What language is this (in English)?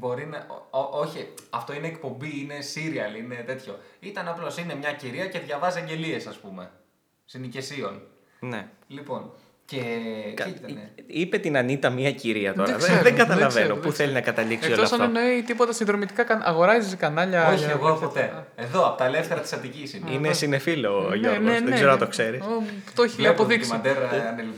Greek